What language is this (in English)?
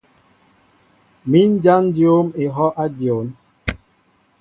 Mbo (Cameroon)